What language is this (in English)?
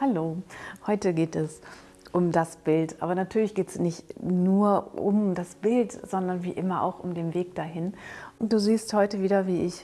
German